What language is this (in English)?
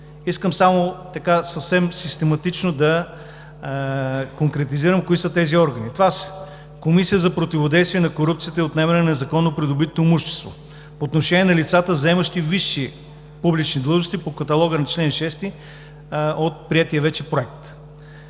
Bulgarian